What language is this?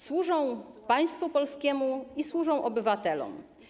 Polish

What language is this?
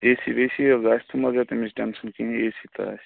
Kashmiri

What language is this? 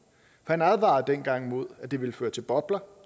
Danish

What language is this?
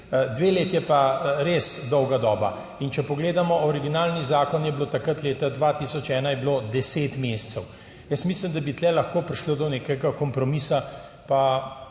Slovenian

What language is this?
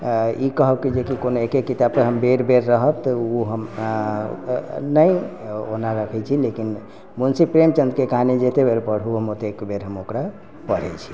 Maithili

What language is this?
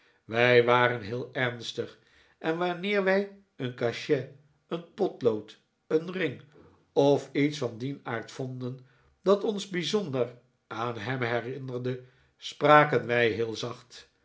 Dutch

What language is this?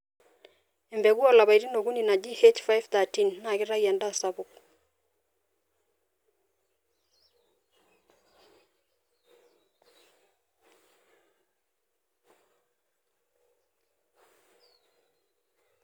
Masai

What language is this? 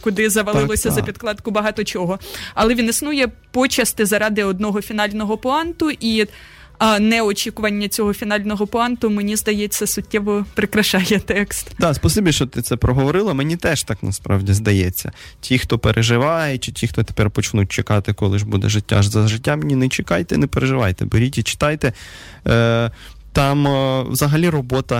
Russian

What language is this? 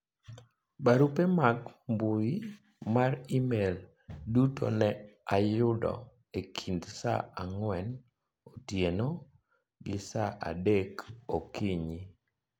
Luo (Kenya and Tanzania)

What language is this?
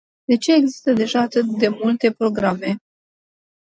Romanian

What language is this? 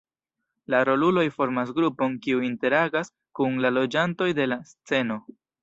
Esperanto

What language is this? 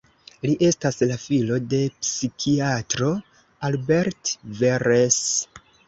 Esperanto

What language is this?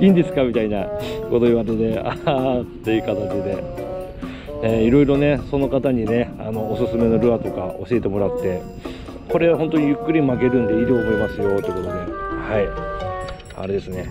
Japanese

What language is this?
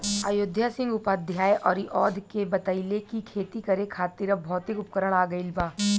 Bhojpuri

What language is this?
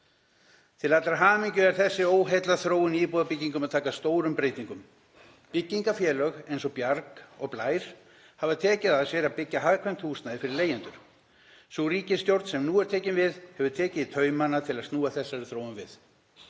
Icelandic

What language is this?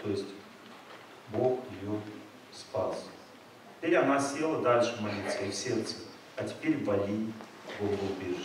Russian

